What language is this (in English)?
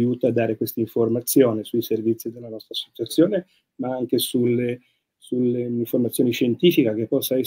Italian